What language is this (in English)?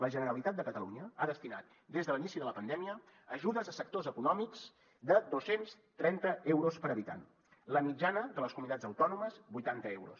Catalan